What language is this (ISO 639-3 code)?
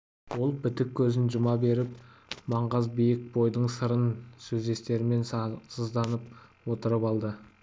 kaz